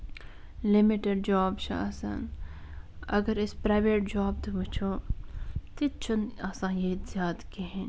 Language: Kashmiri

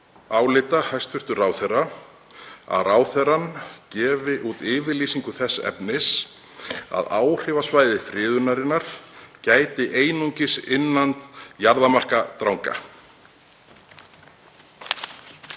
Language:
Icelandic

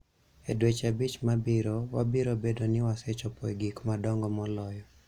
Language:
Luo (Kenya and Tanzania)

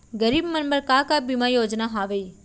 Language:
Chhattisgarhi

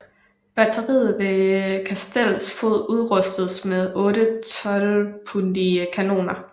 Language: Danish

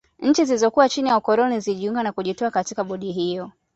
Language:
Swahili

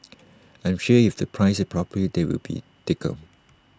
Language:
English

